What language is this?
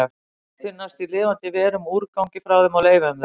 Icelandic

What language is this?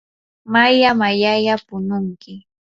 Yanahuanca Pasco Quechua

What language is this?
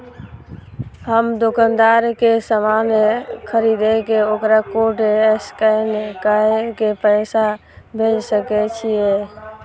Maithili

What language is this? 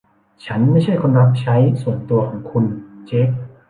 Thai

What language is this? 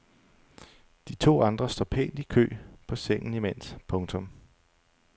Danish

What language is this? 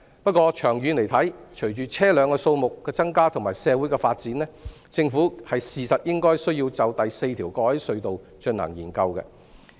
Cantonese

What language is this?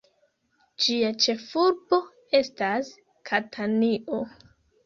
Esperanto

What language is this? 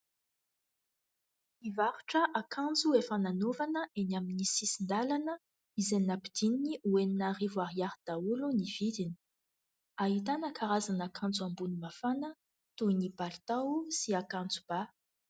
Malagasy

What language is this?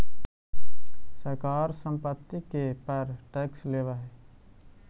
Magahi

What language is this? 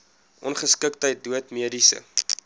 Afrikaans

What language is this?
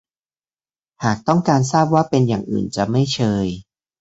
Thai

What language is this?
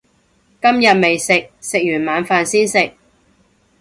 Cantonese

